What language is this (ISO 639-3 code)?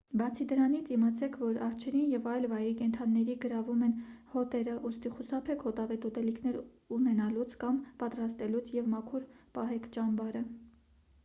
hye